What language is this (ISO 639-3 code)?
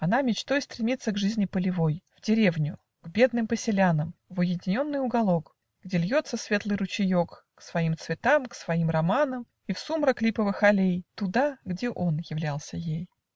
rus